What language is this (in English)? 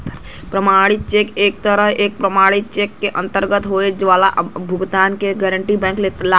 Bhojpuri